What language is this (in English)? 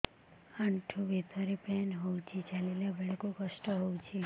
Odia